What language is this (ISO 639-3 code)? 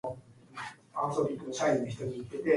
eng